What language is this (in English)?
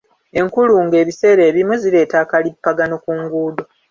Ganda